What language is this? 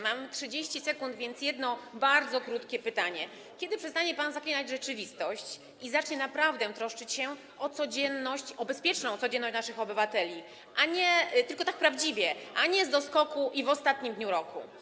Polish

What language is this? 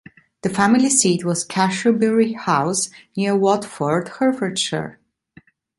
English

